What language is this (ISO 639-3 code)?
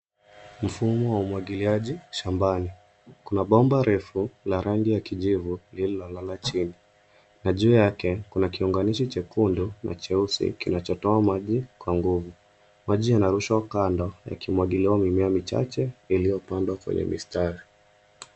swa